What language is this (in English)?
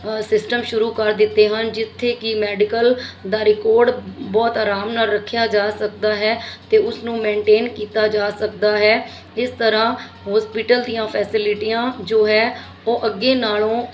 Punjabi